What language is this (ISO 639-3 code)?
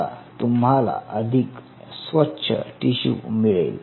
mar